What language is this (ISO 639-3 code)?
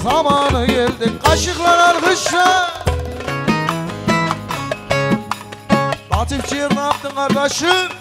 tur